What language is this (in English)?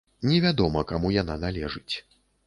Belarusian